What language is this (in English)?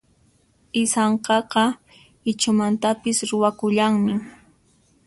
Puno Quechua